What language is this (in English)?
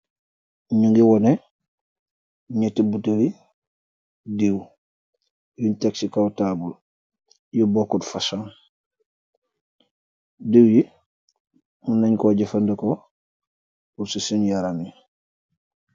Wolof